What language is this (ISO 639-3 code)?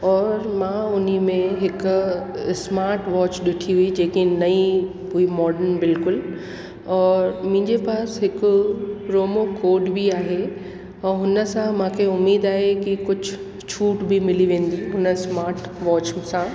snd